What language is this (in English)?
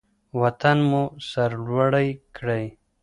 Pashto